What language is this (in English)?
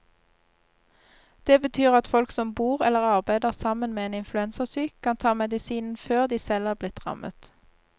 Norwegian